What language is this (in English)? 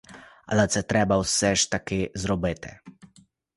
Ukrainian